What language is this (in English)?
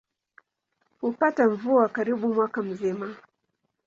Swahili